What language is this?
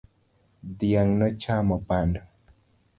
Luo (Kenya and Tanzania)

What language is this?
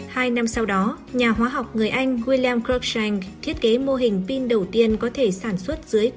Vietnamese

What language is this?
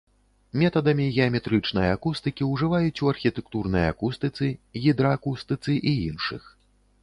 Belarusian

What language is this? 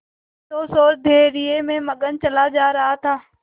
Hindi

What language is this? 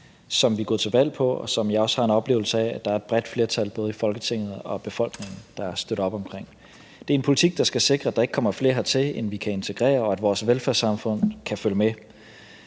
Danish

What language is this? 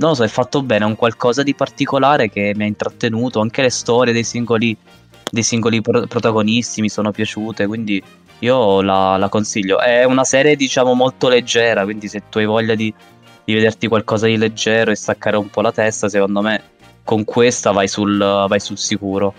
Italian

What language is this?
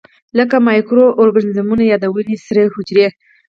Pashto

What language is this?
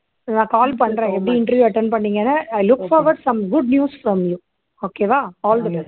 Tamil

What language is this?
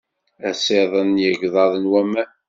Kabyle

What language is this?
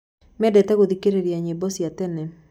Kikuyu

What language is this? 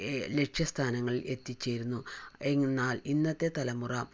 Malayalam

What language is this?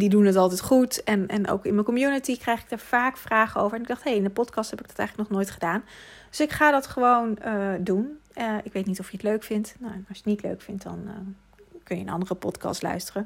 Dutch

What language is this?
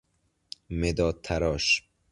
Persian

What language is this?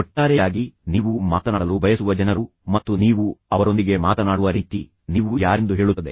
Kannada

